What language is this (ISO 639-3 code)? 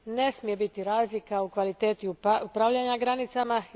hrv